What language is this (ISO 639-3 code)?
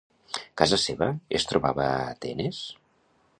cat